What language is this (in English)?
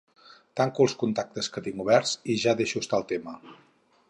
Catalan